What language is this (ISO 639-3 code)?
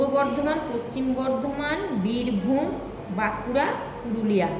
ben